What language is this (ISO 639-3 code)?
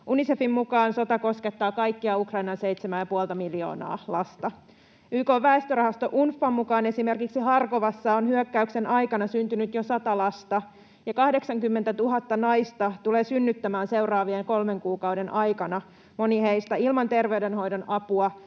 fin